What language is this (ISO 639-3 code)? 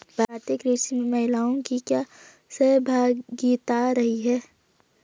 hin